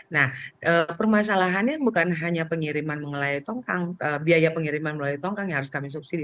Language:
Indonesian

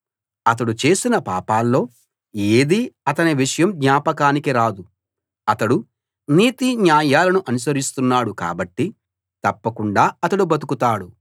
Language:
Telugu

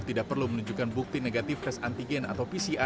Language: Indonesian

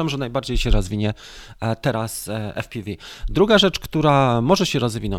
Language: Polish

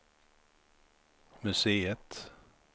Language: Swedish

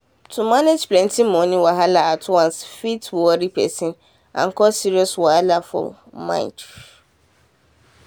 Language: Nigerian Pidgin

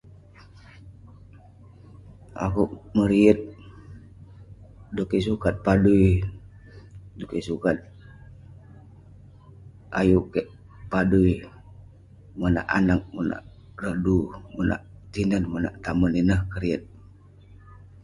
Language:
Western Penan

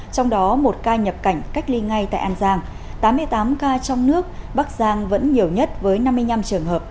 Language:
Vietnamese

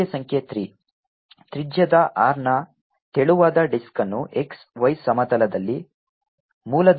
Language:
Kannada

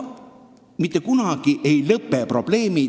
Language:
Estonian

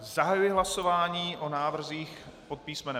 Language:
Czech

